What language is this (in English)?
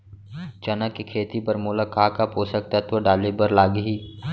Chhattisgarhi